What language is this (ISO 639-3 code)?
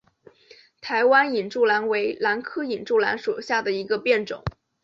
zho